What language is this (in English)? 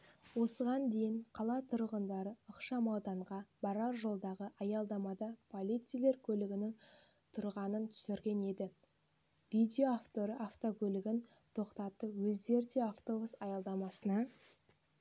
Kazakh